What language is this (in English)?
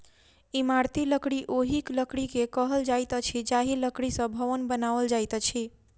Maithili